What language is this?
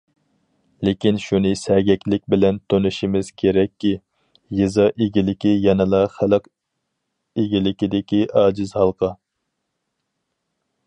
Uyghur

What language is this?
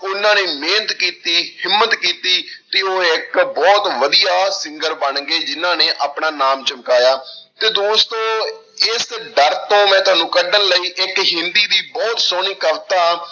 Punjabi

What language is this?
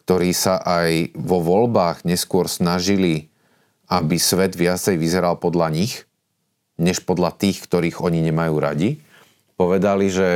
Slovak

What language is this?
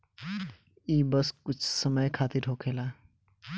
Bhojpuri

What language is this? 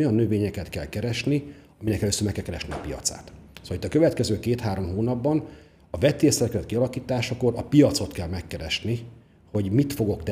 Hungarian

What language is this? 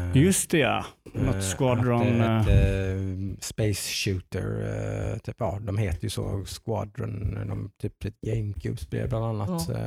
Swedish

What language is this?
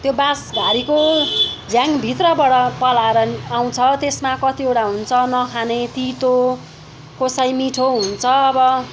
Nepali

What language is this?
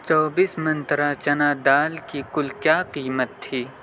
Urdu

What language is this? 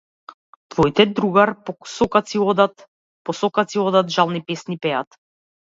Macedonian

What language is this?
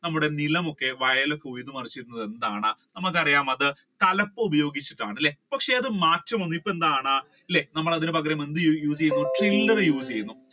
Malayalam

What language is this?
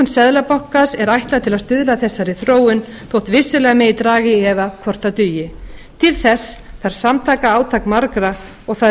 Icelandic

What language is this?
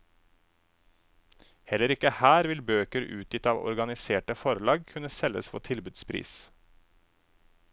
Norwegian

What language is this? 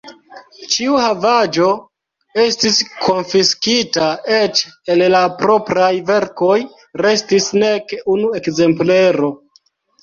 Esperanto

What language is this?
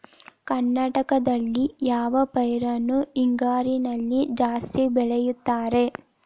Kannada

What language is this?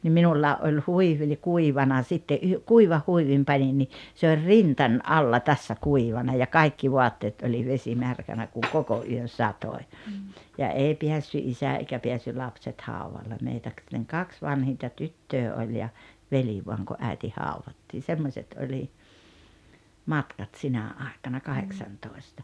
Finnish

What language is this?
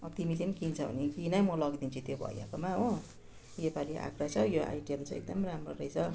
Nepali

